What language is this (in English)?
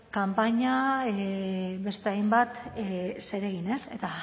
Basque